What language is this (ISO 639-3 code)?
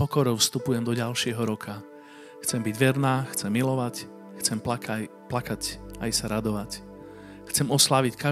slk